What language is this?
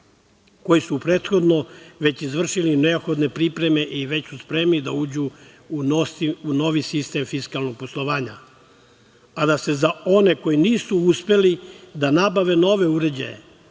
Serbian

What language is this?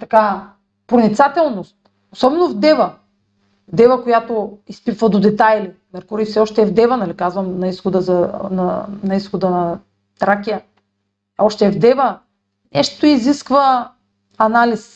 Bulgarian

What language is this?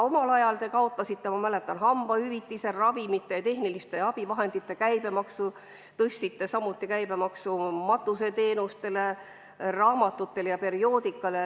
Estonian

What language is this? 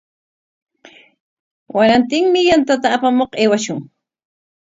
Corongo Ancash Quechua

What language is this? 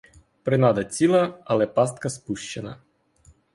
Ukrainian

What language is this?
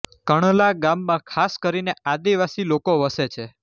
Gujarati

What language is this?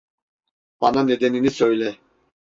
Turkish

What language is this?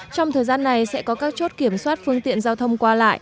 Vietnamese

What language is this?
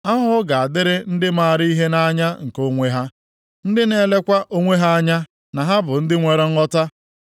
Igbo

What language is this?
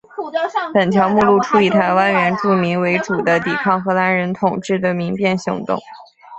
Chinese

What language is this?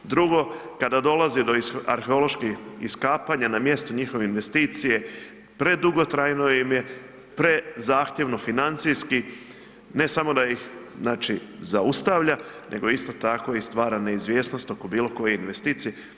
Croatian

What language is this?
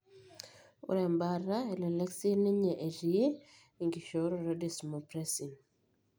Masai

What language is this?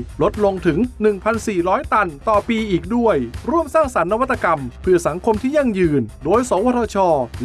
Thai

